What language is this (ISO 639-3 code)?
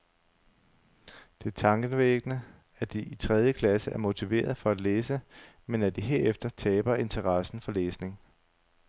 dan